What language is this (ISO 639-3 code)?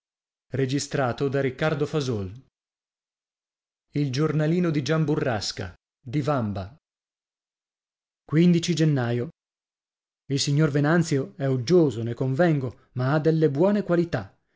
ita